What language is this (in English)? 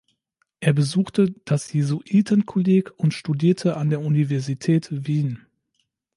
German